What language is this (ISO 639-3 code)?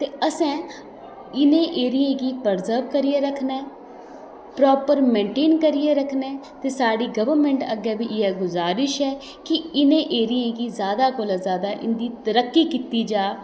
doi